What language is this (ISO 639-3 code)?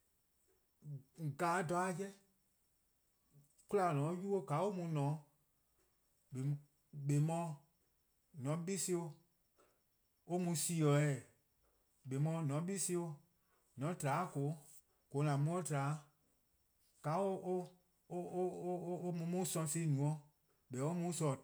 kqo